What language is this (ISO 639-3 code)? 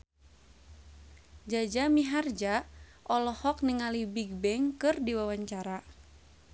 sun